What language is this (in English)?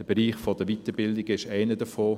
Swiss German